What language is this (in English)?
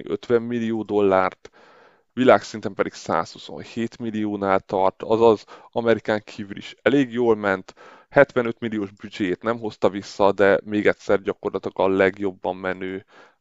Hungarian